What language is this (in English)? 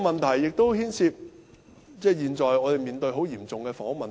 Cantonese